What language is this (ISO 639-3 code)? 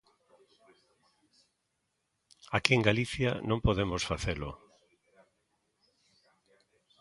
glg